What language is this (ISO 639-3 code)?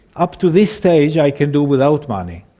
eng